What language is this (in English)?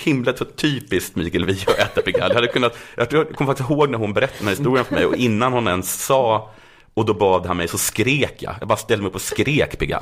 Swedish